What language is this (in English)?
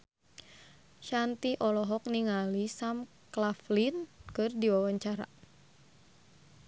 Sundanese